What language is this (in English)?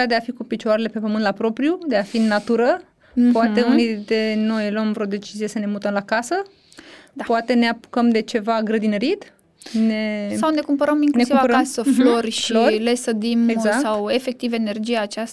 Romanian